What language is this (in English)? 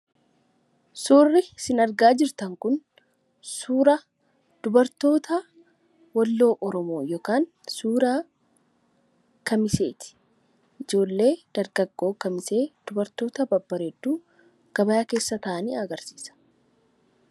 Oromo